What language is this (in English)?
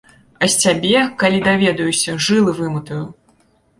Belarusian